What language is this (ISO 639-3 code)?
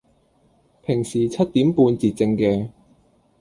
yue